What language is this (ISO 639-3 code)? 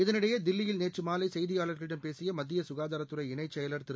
tam